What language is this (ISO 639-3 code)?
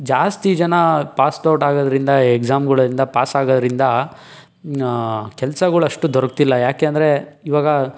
kan